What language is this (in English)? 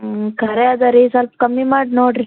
Kannada